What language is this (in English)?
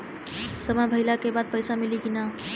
Bhojpuri